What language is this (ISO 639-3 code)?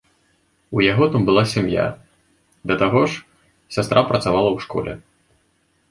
bel